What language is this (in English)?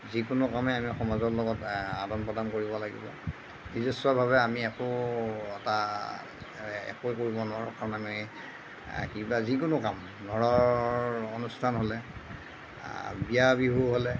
Assamese